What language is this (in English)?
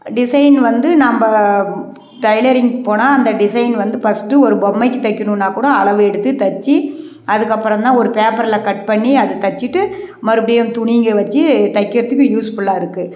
Tamil